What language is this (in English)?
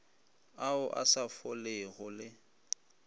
Northern Sotho